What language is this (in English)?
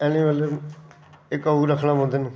Dogri